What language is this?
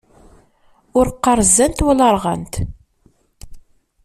Kabyle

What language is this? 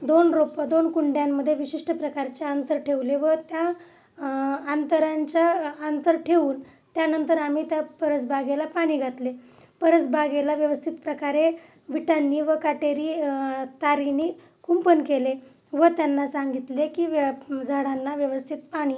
Marathi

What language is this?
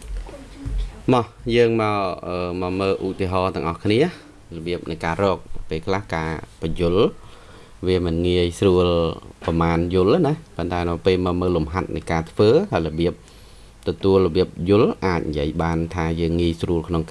Vietnamese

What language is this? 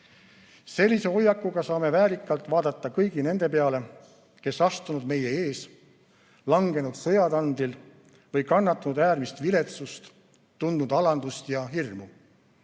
Estonian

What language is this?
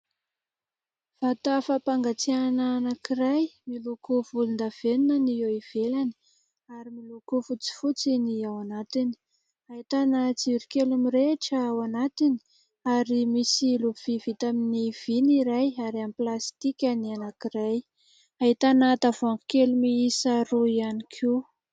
Malagasy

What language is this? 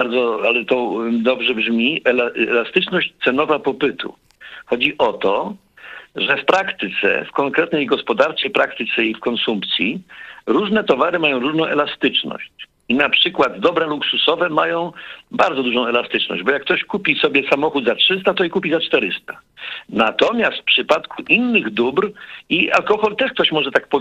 Polish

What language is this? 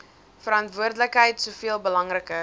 Afrikaans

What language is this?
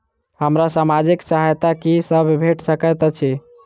Maithili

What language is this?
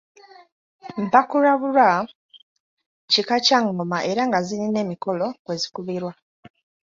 Ganda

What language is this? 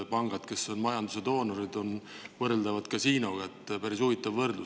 Estonian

